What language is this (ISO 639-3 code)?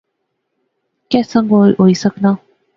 phr